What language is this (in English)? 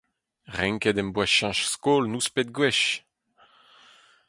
Breton